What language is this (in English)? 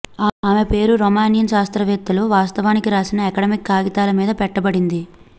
Telugu